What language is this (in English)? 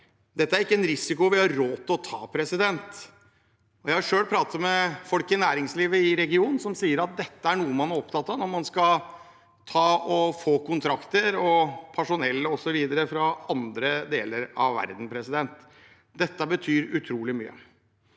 Norwegian